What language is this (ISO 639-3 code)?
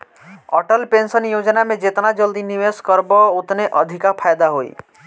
bho